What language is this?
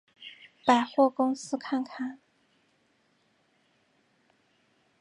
Chinese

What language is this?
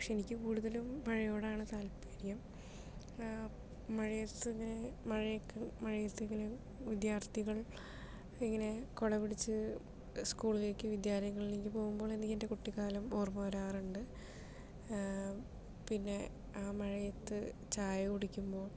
Malayalam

